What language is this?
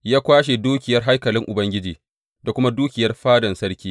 Hausa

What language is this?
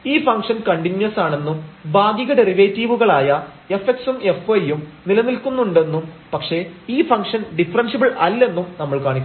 Malayalam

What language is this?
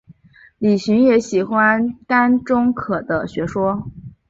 Chinese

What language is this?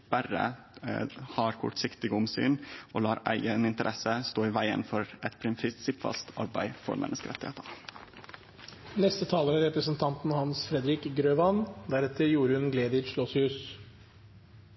Norwegian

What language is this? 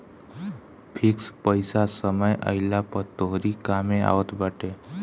Bhojpuri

